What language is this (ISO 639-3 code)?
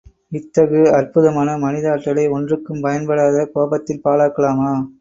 tam